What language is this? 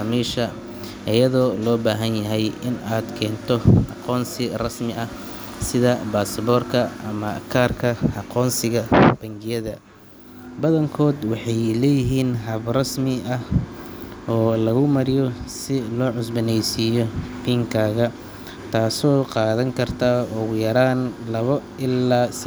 Somali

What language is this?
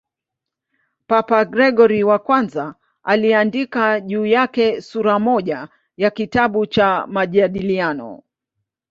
Swahili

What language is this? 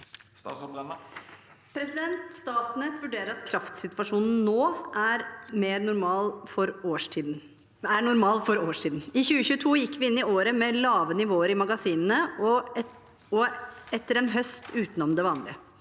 Norwegian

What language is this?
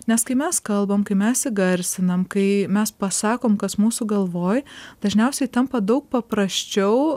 Lithuanian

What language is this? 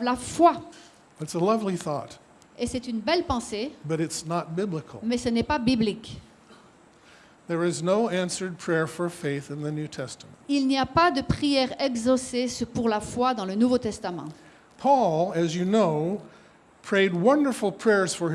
French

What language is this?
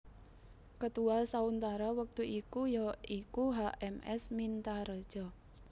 Javanese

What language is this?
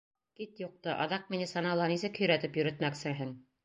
Bashkir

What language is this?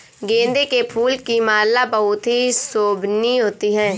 Hindi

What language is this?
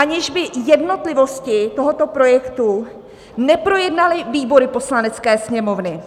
Czech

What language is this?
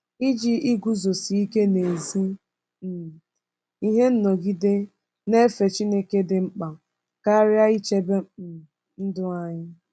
Igbo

